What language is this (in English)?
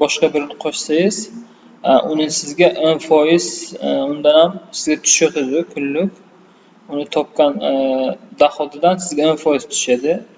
Turkish